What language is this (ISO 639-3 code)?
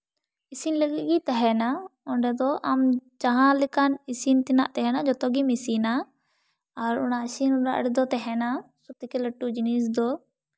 sat